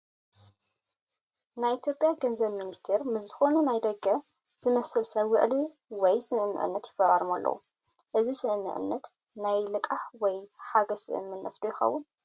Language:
Tigrinya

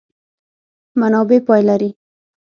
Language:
Pashto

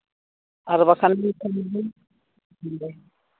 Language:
Santali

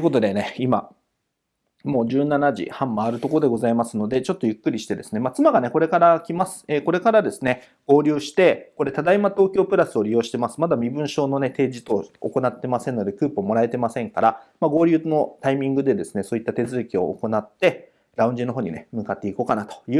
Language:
Japanese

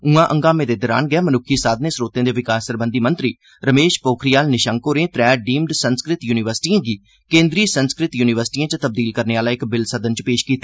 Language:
Dogri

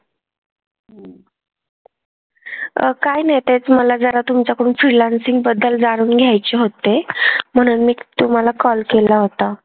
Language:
Marathi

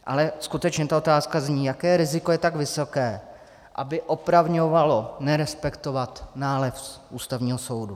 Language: Czech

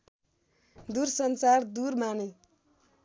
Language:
Nepali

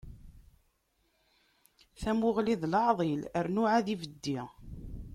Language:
Kabyle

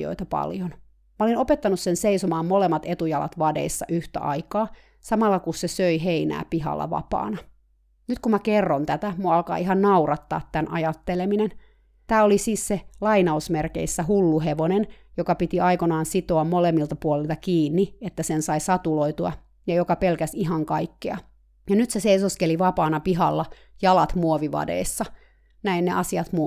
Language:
Finnish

